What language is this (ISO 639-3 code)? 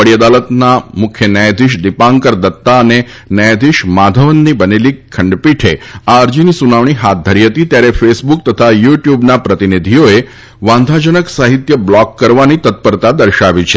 guj